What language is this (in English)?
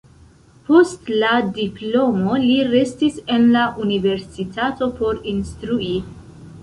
Esperanto